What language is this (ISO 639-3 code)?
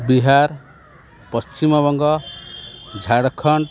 ori